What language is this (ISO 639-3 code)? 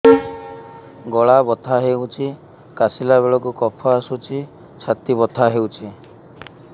ori